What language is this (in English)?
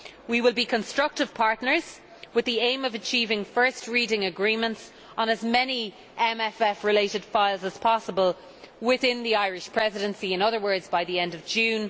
English